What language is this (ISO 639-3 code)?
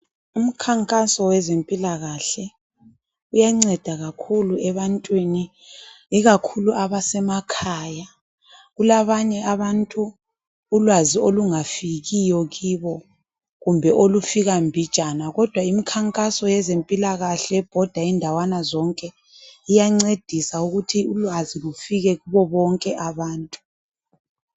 nde